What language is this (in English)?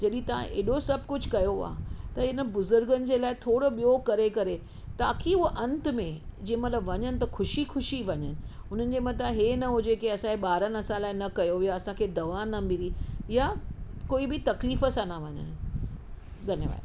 Sindhi